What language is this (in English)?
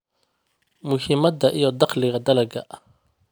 Somali